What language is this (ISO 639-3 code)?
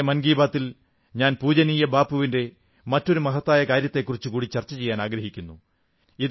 mal